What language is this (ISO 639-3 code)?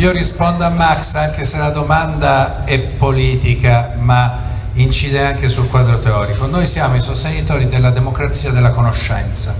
ita